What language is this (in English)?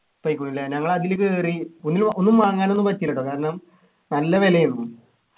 Malayalam